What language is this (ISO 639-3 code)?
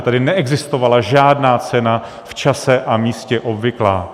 ces